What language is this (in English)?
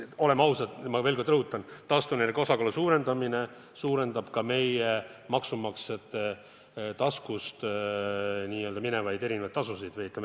Estonian